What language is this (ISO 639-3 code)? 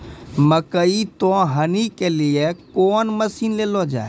mai